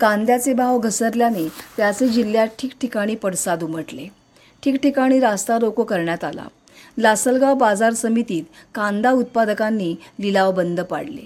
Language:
Marathi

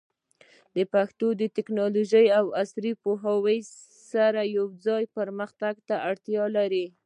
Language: Pashto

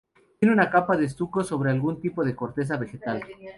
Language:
Spanish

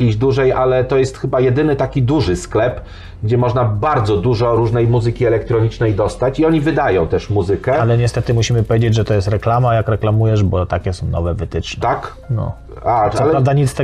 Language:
Polish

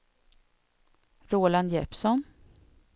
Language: Swedish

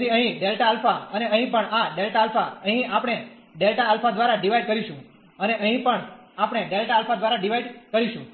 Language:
Gujarati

